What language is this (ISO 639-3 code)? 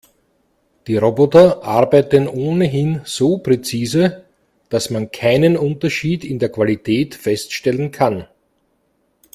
deu